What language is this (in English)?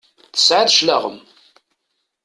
Kabyle